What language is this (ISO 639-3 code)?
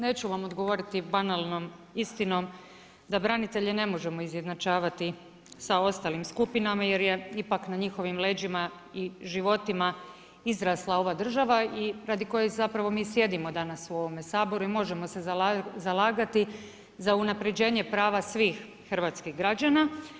hrv